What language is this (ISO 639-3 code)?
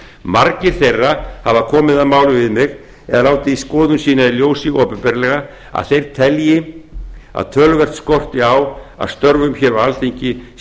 isl